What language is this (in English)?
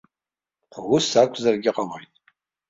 Abkhazian